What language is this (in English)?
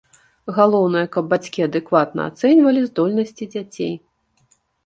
Belarusian